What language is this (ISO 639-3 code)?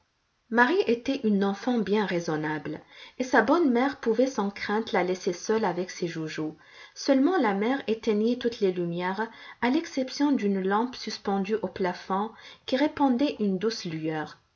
fra